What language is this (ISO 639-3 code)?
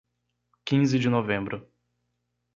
por